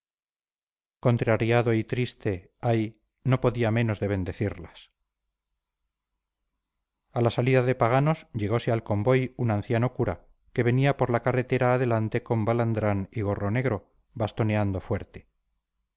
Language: Spanish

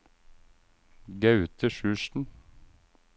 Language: Norwegian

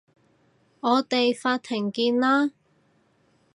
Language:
Cantonese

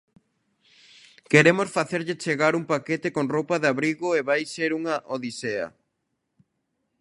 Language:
Galician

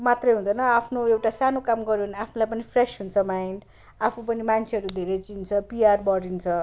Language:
Nepali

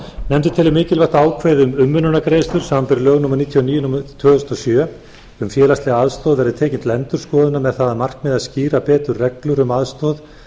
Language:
Icelandic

